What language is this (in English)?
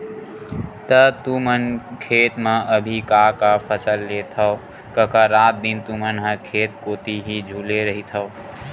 Chhattisgarhi